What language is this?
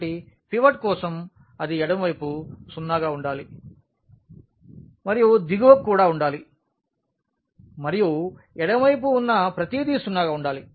Telugu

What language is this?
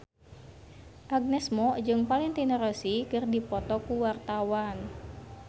Sundanese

